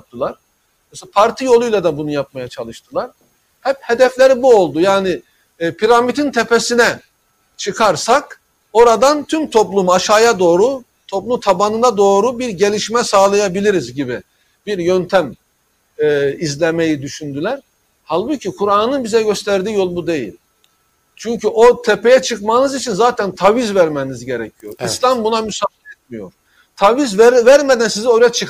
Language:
Turkish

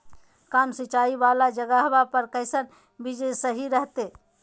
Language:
Magahi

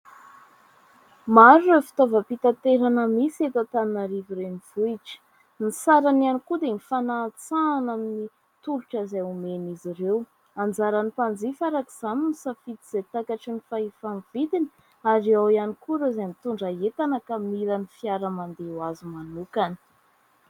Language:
Malagasy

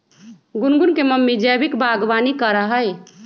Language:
Magahi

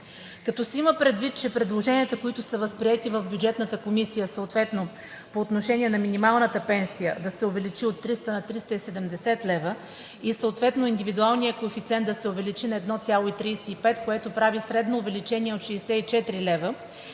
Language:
Bulgarian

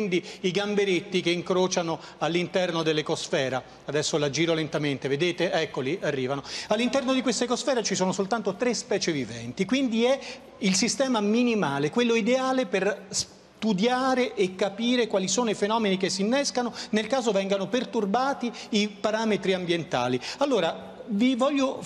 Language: Italian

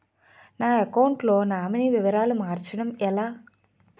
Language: Telugu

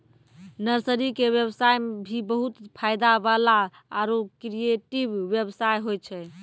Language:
Maithili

